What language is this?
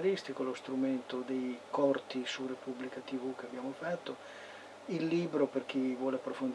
Italian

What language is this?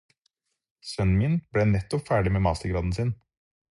Norwegian Bokmål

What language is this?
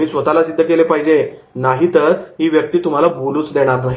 Marathi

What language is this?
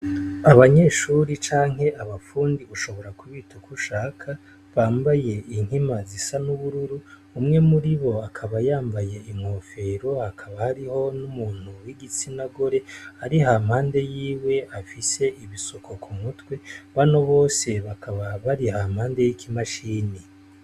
Rundi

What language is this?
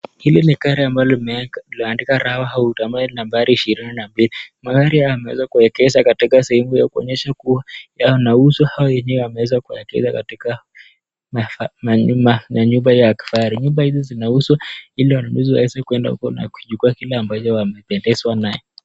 Swahili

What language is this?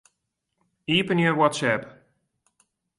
Western Frisian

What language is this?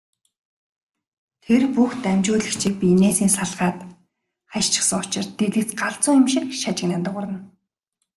Mongolian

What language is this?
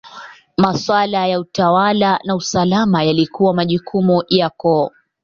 Swahili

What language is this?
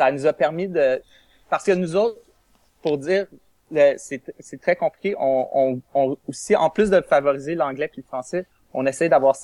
French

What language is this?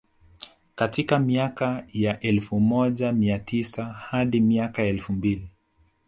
Swahili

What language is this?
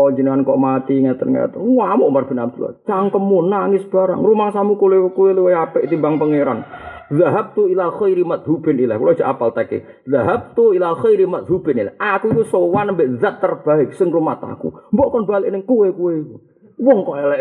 Malay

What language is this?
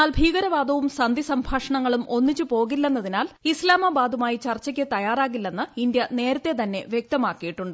Malayalam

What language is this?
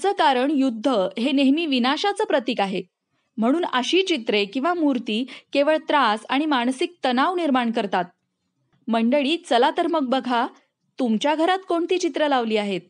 Hindi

